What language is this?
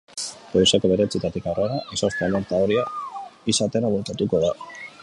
Basque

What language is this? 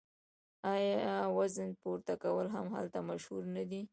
Pashto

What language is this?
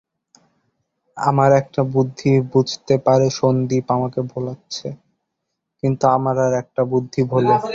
Bangla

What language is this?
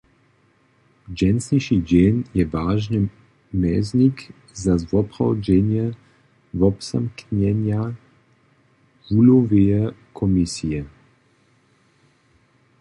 Upper Sorbian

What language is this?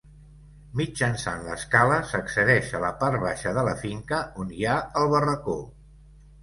Catalan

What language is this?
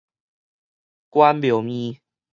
Min Nan Chinese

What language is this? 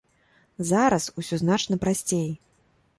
Belarusian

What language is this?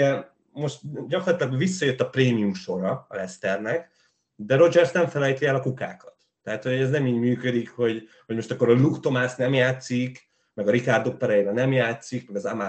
Hungarian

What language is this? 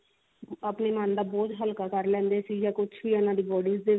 Punjabi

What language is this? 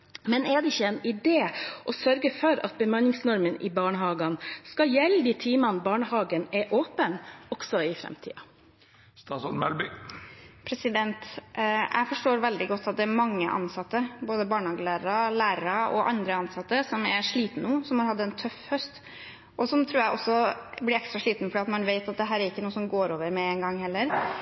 Norwegian Bokmål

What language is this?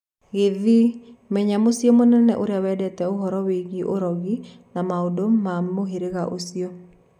Kikuyu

